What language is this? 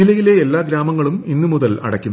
Malayalam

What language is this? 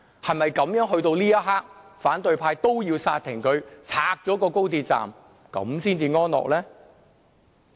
Cantonese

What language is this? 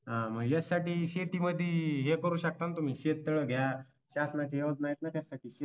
Marathi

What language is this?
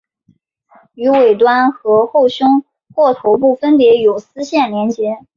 Chinese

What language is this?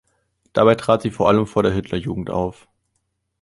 German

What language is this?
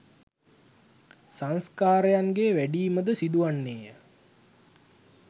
Sinhala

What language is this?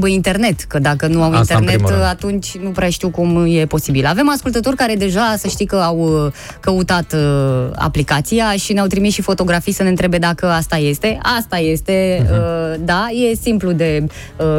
Romanian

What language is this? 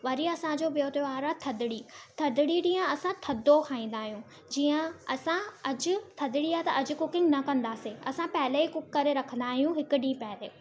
Sindhi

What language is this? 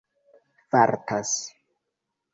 Esperanto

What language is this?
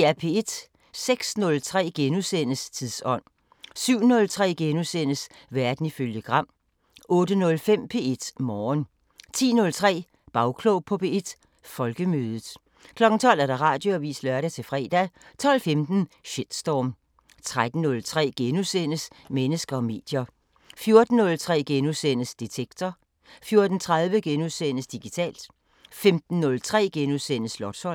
Danish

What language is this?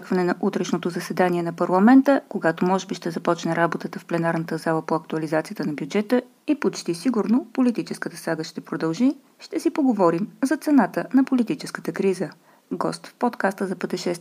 Bulgarian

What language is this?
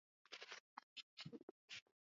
Swahili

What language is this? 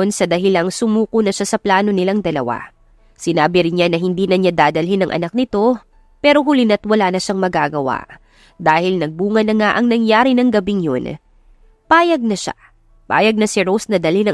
Filipino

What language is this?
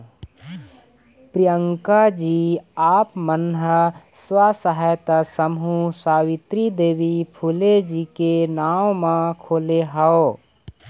Chhattisgarhi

